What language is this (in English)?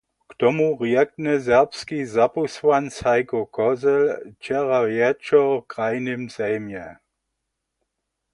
Upper Sorbian